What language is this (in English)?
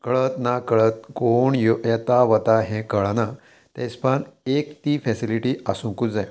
Konkani